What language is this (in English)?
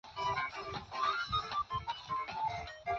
Chinese